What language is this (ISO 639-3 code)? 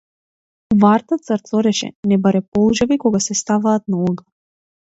mkd